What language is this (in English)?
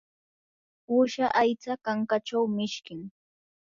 Yanahuanca Pasco Quechua